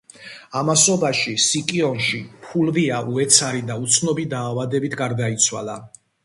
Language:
Georgian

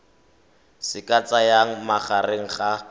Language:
Tswana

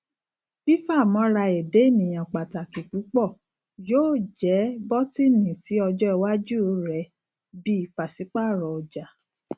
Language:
Yoruba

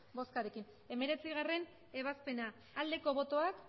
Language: Basque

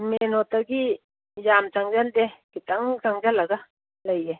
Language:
Manipuri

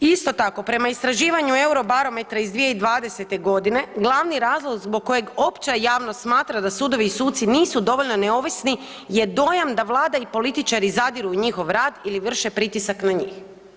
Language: Croatian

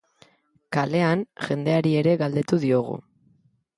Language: Basque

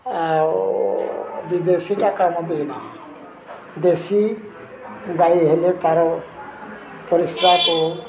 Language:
Odia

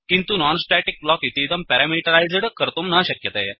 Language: Sanskrit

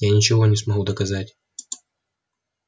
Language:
Russian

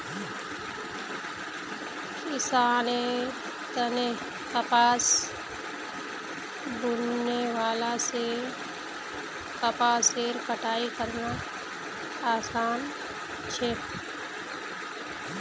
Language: Magahi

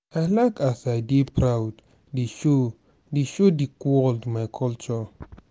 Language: Nigerian Pidgin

